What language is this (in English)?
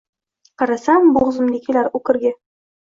Uzbek